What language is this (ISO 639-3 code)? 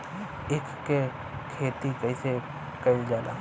bho